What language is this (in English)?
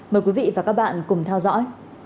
Vietnamese